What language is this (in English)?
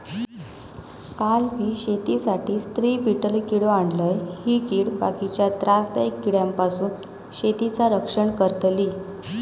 Marathi